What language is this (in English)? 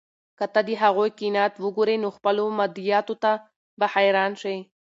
Pashto